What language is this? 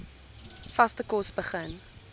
Afrikaans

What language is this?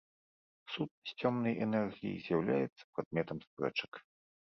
Belarusian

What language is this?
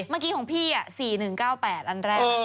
Thai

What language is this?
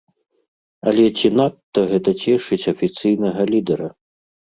Belarusian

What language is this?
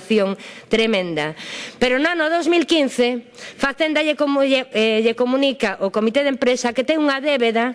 Spanish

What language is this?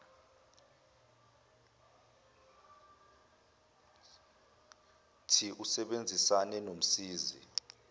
Zulu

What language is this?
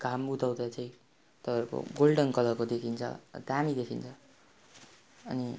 Nepali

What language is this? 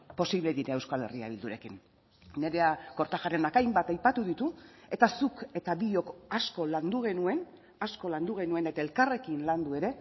Basque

